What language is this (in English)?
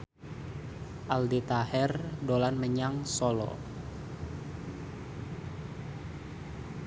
Javanese